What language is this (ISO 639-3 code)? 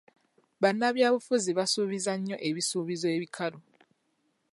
lug